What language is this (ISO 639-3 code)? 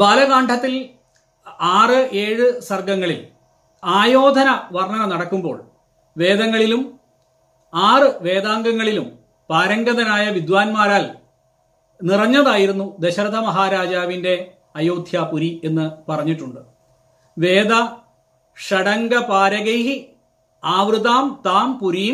mal